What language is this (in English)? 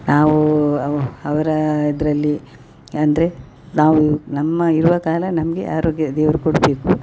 Kannada